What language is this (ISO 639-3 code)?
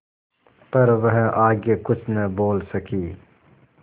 hin